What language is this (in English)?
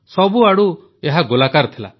Odia